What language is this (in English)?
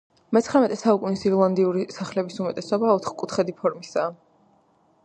Georgian